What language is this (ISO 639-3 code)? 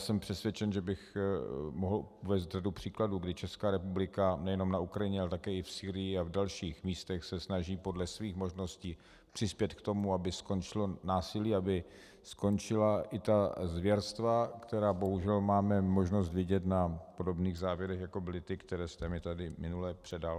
ces